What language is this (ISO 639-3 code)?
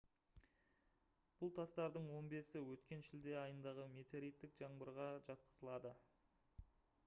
kaz